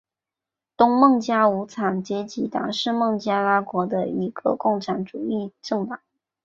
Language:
Chinese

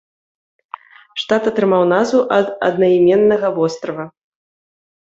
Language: Belarusian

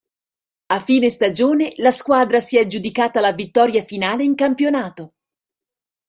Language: Italian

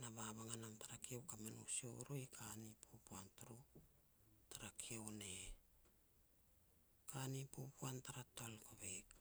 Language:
Petats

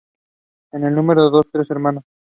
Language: Spanish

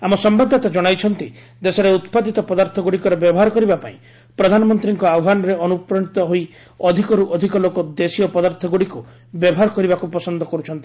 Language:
Odia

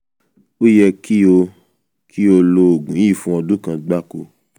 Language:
Yoruba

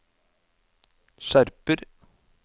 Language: Norwegian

